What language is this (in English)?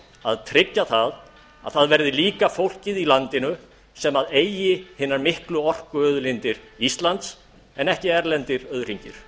Icelandic